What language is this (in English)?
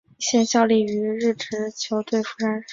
Chinese